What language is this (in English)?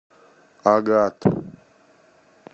Russian